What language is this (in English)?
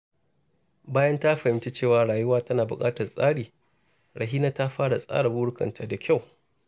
Hausa